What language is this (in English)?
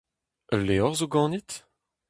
Breton